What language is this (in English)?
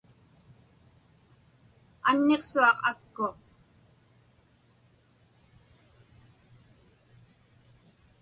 Inupiaq